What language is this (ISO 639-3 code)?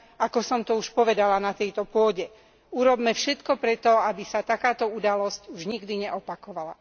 slk